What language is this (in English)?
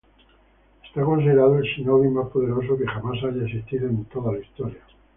Spanish